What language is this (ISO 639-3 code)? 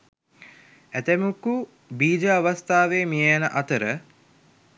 sin